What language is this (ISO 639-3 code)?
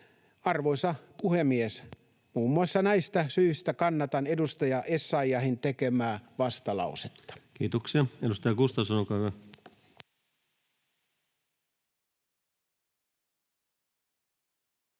fin